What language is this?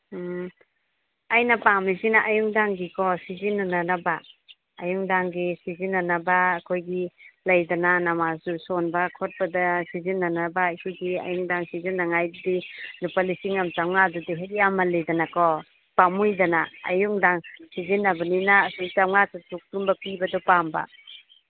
Manipuri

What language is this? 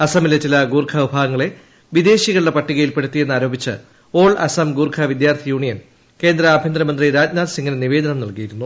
Malayalam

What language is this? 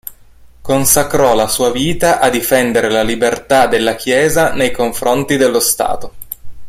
Italian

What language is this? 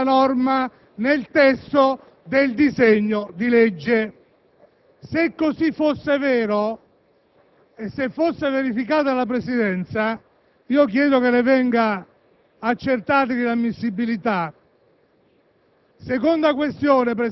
Italian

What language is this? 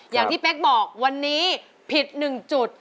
Thai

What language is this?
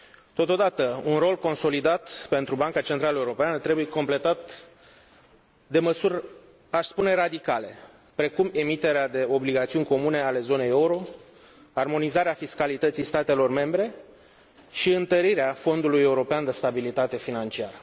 Romanian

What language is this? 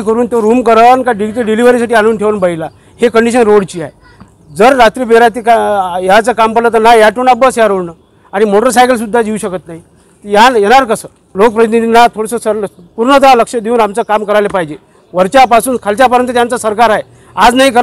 Hindi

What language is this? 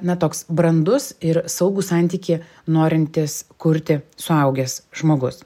Lithuanian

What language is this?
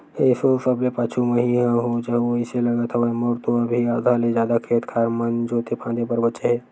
Chhattisgarhi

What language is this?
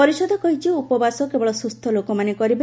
Odia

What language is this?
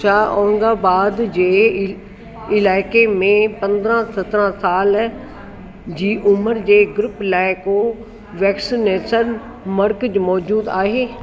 Sindhi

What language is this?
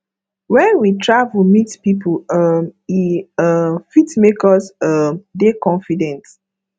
Nigerian Pidgin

